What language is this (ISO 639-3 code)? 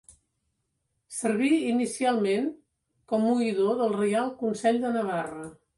cat